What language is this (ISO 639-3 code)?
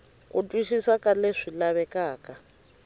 tso